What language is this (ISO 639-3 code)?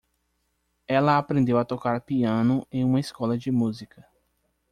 por